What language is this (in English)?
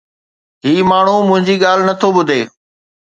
Sindhi